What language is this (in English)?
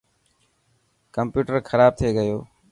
Dhatki